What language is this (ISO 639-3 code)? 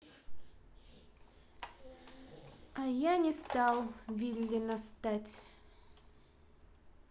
rus